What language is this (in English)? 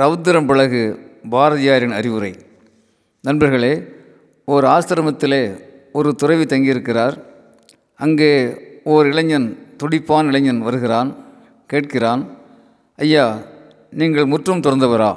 Tamil